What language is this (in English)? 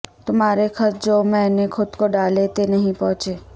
Urdu